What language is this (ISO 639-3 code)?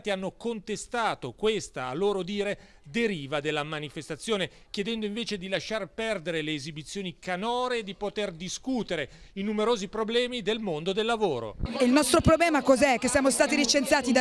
ita